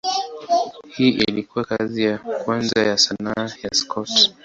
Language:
Swahili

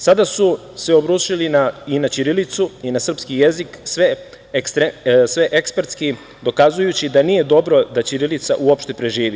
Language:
Serbian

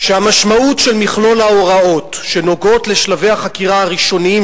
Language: Hebrew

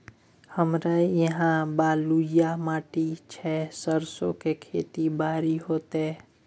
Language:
Maithili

